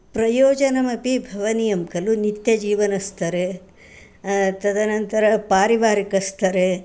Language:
Sanskrit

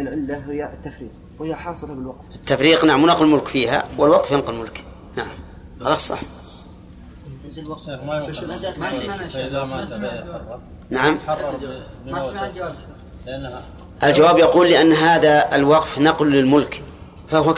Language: Arabic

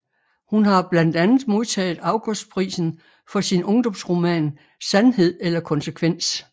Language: Danish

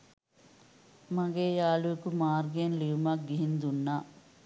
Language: Sinhala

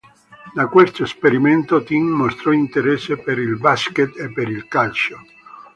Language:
Italian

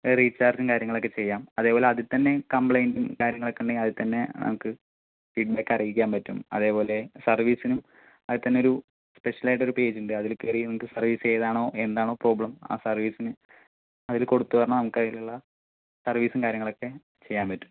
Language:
Malayalam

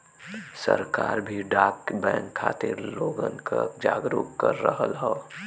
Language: Bhojpuri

